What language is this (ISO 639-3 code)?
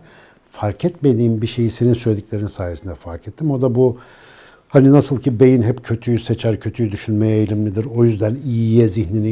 tur